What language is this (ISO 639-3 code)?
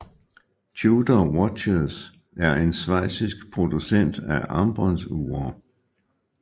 dan